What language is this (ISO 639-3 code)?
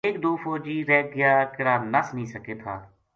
gju